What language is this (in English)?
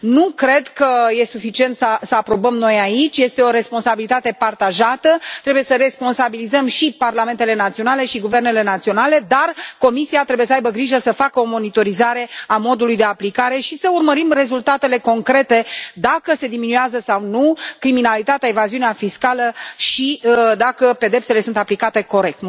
Romanian